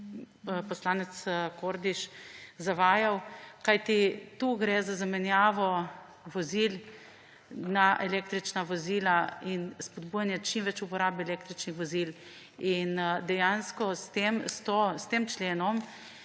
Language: Slovenian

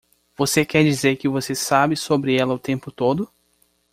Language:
Portuguese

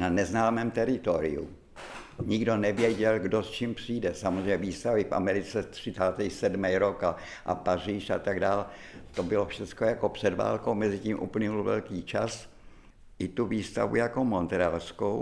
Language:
Czech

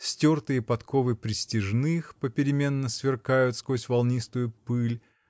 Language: Russian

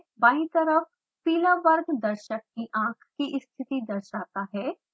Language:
Hindi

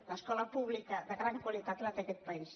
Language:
Catalan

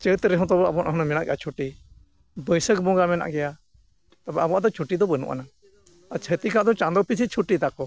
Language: Santali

